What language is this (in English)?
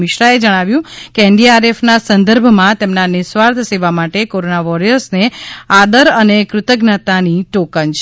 Gujarati